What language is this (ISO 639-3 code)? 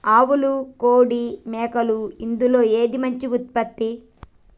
tel